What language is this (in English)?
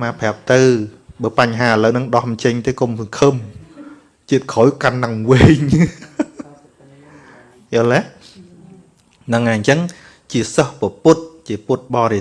Vietnamese